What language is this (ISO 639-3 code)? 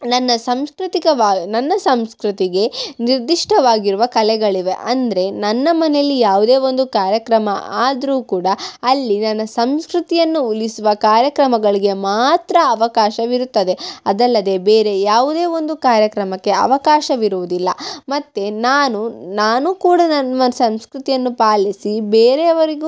kan